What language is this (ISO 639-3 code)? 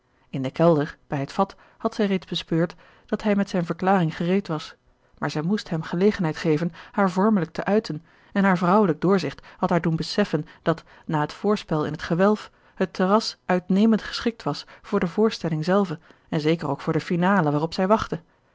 nld